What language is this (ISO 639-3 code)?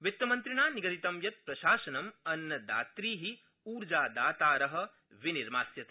san